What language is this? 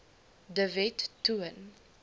Afrikaans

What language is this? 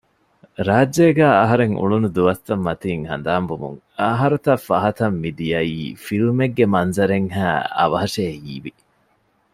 Divehi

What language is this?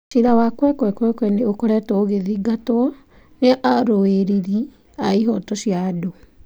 Kikuyu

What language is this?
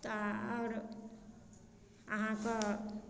Maithili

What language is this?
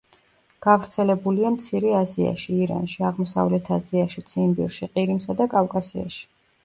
Georgian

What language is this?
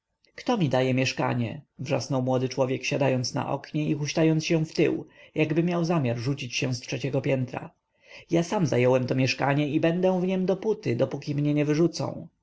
Polish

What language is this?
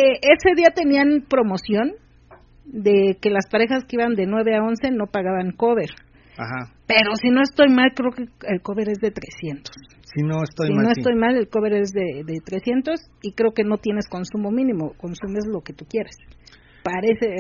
Spanish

